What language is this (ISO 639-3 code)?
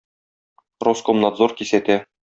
tat